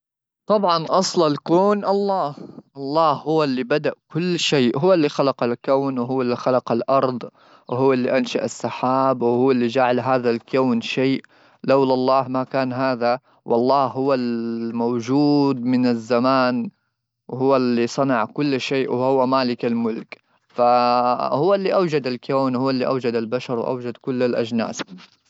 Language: Gulf Arabic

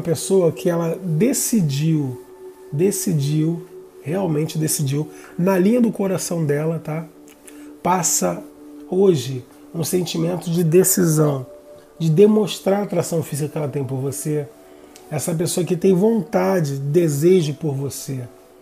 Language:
Portuguese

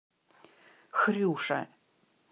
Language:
Russian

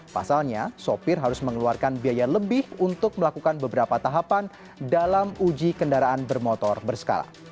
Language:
Indonesian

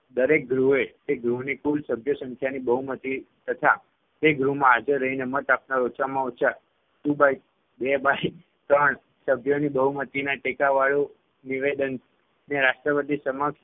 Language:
Gujarati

